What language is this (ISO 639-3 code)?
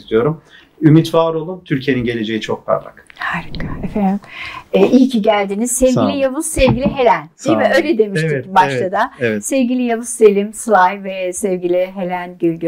tur